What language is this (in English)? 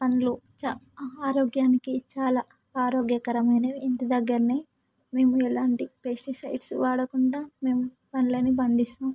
Telugu